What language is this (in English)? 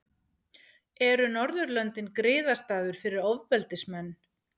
Icelandic